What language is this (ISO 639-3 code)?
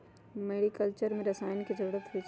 mag